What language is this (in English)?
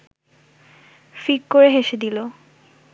Bangla